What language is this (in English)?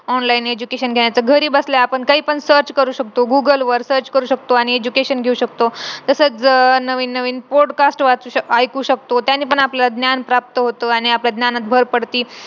Marathi